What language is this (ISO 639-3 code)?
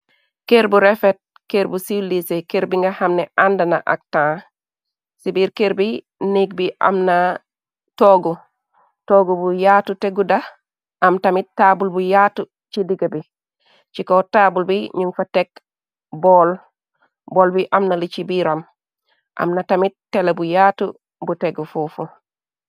wol